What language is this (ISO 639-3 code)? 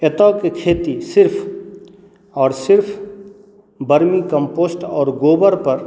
mai